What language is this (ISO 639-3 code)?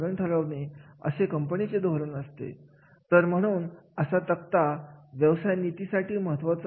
mar